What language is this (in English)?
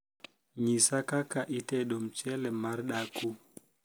Luo (Kenya and Tanzania)